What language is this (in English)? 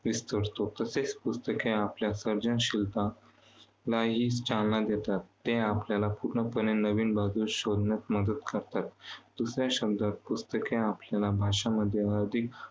Marathi